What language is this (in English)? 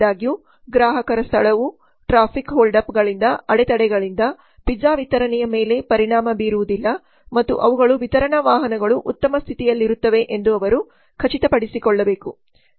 Kannada